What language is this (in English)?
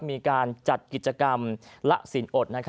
Thai